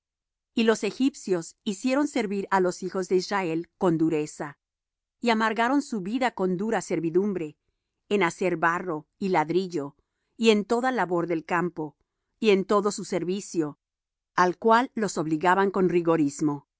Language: Spanish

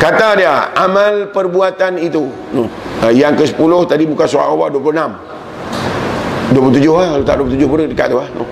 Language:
Malay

